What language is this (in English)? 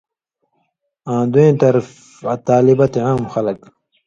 Indus Kohistani